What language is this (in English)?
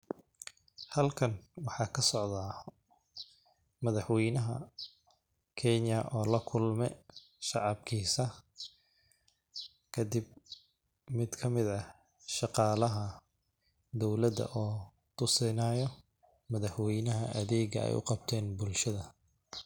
Somali